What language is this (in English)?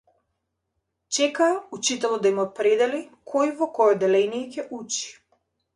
Macedonian